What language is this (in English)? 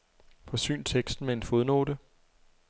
Danish